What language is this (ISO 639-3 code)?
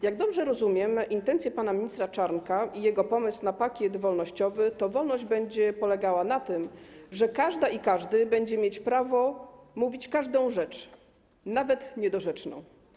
pol